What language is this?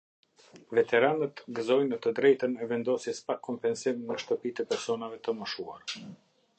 Albanian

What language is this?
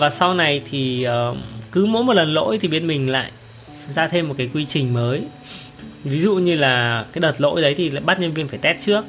Vietnamese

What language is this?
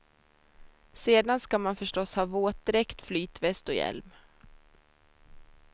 Swedish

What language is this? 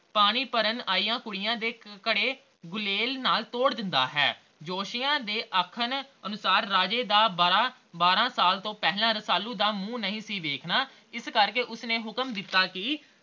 Punjabi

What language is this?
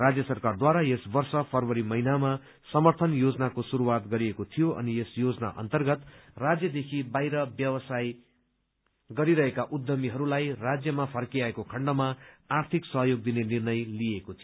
Nepali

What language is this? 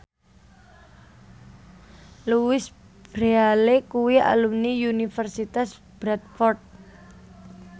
Javanese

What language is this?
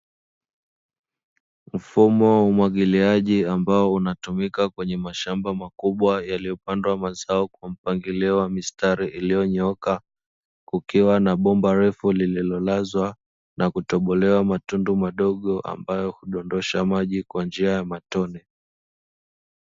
Swahili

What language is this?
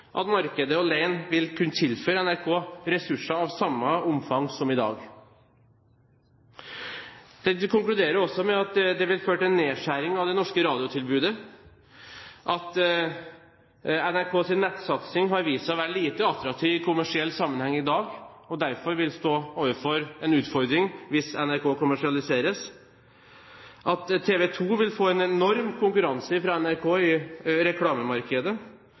Norwegian Bokmål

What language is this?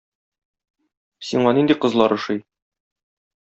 Tatar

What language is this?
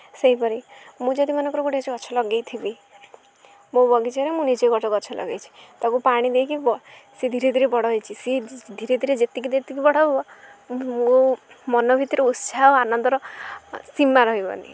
Odia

